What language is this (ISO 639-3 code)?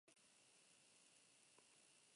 eus